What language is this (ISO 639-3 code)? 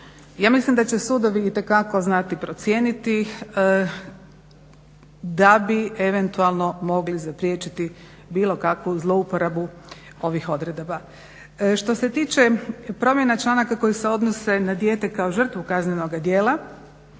hrv